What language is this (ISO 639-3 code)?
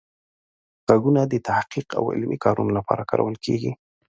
pus